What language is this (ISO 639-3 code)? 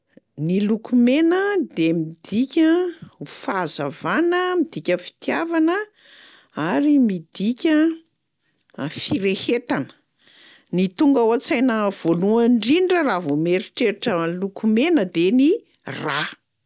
mlg